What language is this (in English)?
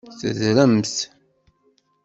Kabyle